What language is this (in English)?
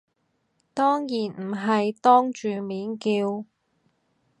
Cantonese